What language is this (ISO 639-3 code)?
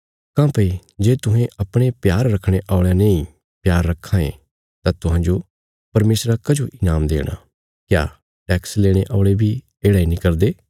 kfs